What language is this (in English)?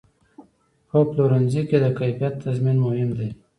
Pashto